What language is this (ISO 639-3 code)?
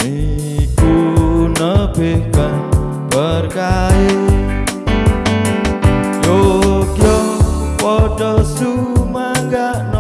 ind